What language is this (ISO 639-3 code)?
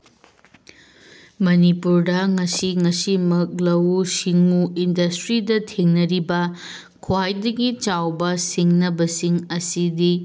mni